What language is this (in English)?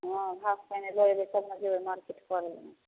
Maithili